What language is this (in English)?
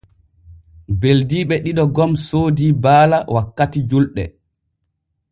Borgu Fulfulde